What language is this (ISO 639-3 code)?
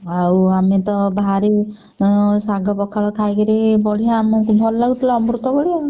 ori